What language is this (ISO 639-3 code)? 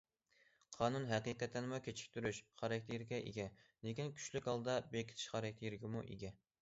uig